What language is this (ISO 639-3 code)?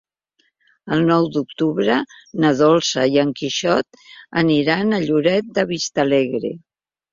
cat